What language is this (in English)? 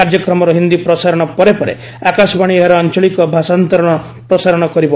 Odia